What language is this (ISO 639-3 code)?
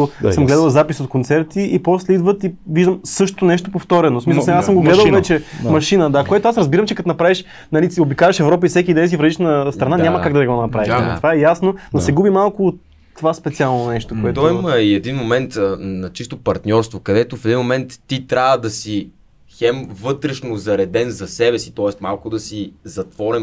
bul